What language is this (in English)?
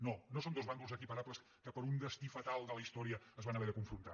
Catalan